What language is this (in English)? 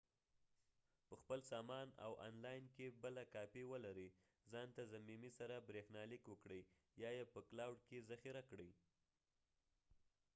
Pashto